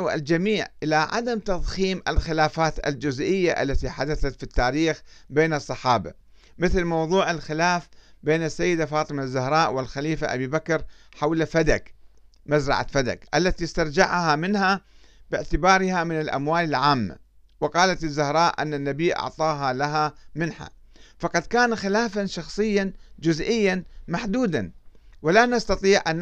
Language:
Arabic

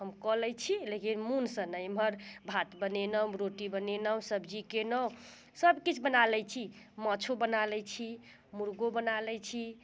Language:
Maithili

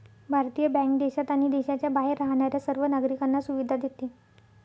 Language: Marathi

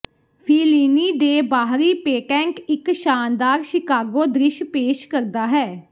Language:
Punjabi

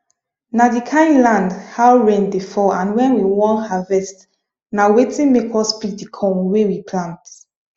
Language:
Nigerian Pidgin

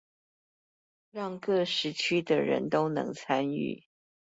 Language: Chinese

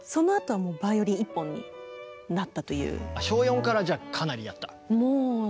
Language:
Japanese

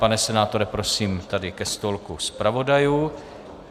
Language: Czech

